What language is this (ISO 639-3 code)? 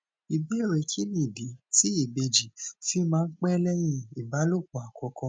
yor